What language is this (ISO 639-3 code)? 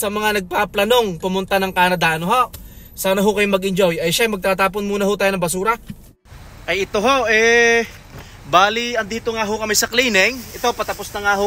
fil